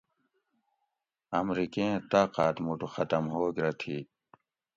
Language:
Gawri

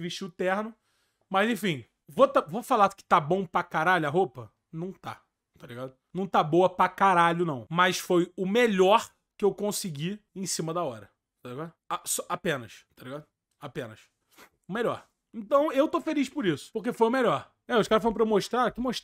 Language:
Portuguese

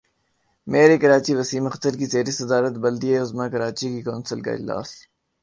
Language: Urdu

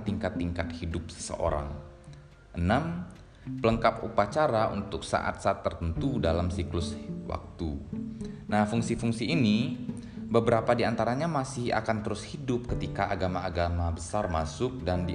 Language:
Indonesian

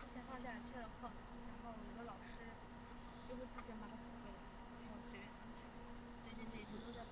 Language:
Chinese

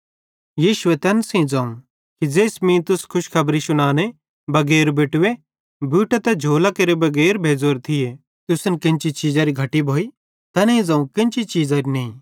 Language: Bhadrawahi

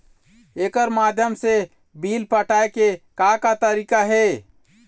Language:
Chhattisgarhi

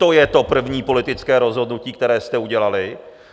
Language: Czech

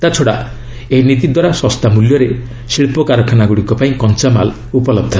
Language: Odia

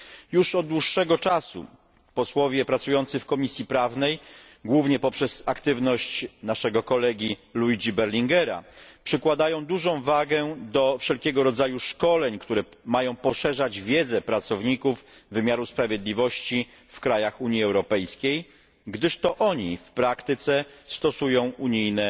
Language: Polish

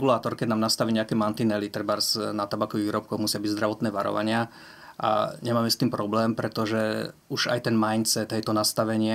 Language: Slovak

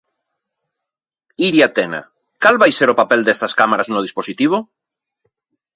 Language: Galician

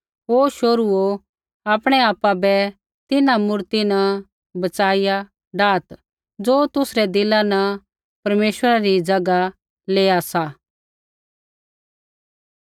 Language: Kullu Pahari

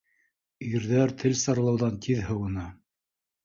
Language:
Bashkir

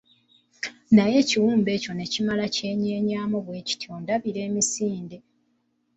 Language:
Ganda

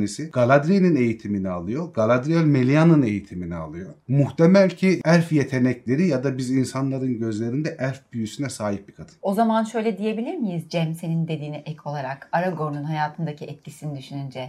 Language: Turkish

